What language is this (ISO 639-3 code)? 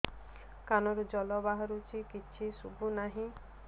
ori